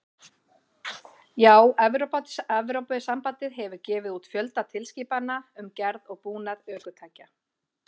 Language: Icelandic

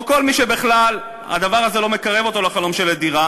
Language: Hebrew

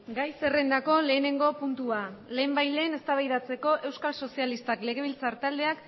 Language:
Basque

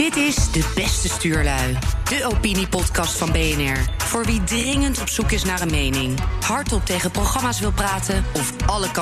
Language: Dutch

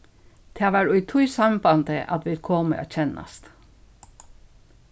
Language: Faroese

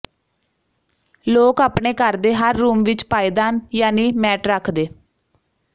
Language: Punjabi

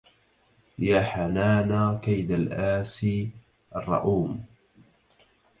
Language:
Arabic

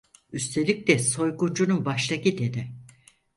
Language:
Turkish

